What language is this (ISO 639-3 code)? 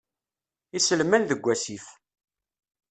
kab